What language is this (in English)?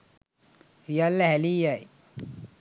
Sinhala